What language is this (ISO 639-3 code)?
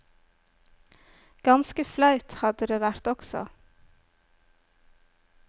nor